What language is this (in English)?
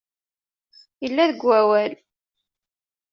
Kabyle